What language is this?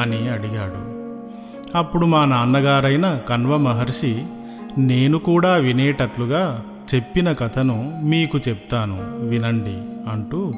Telugu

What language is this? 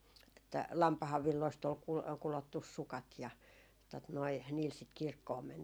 Finnish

